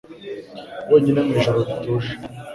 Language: Kinyarwanda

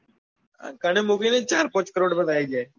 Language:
Gujarati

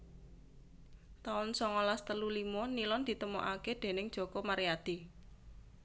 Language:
Javanese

